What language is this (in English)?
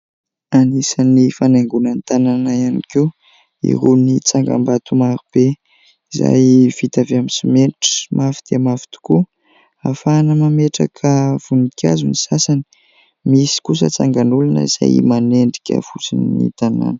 Malagasy